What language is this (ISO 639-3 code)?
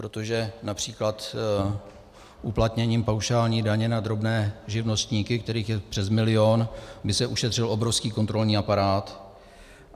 ces